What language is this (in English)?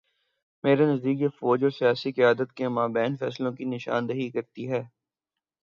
Urdu